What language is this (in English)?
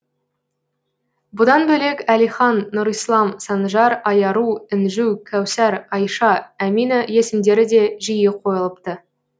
Kazakh